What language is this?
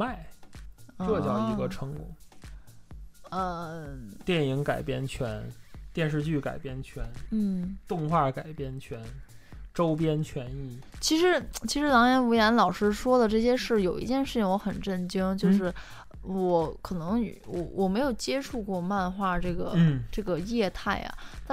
Chinese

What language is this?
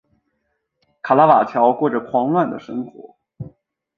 Chinese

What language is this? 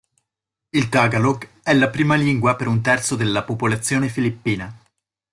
Italian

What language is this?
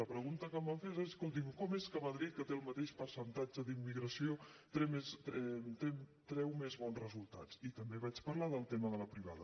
Catalan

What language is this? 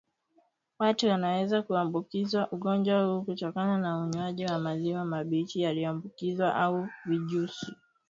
Swahili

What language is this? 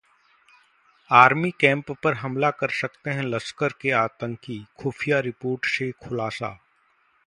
Hindi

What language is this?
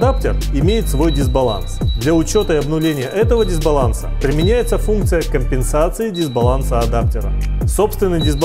Russian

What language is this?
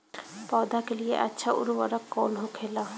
Bhojpuri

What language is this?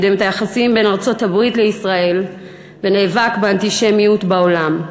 Hebrew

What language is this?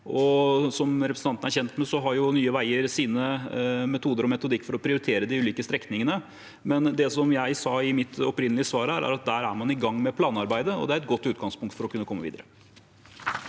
Norwegian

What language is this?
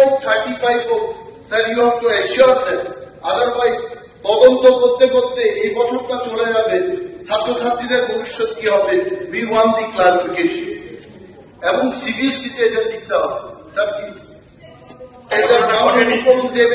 Arabic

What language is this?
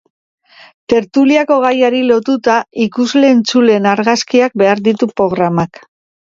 Basque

